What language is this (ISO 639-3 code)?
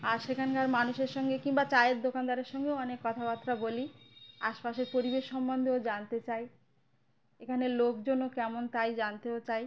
ben